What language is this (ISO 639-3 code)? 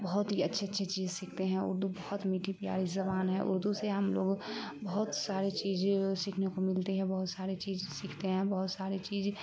urd